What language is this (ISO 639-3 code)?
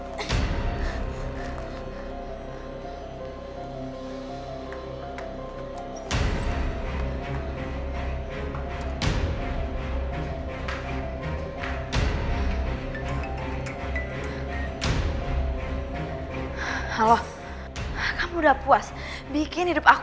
ind